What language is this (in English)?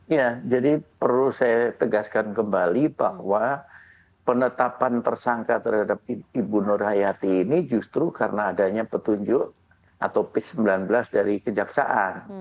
Indonesian